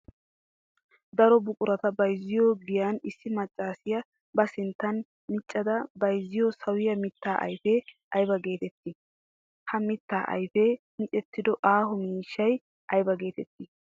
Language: Wolaytta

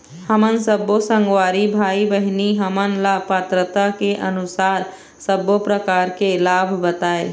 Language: Chhattisgarhi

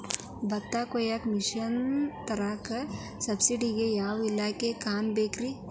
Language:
Kannada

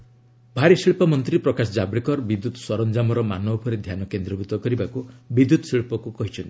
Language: Odia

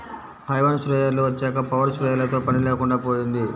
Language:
Telugu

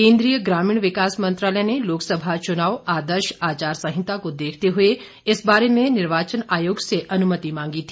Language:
Hindi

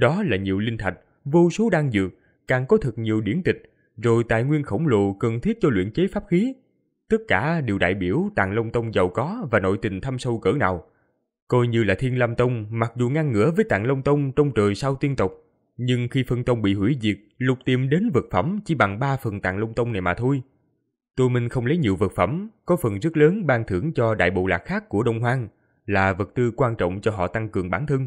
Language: Vietnamese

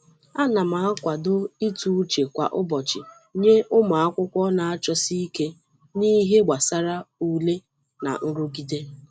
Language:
Igbo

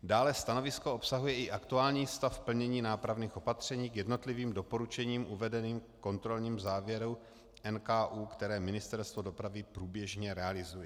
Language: Czech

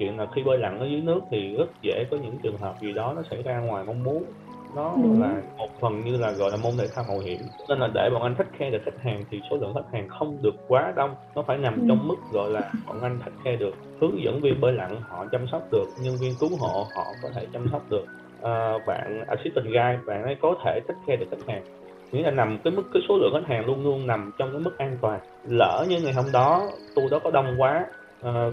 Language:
Vietnamese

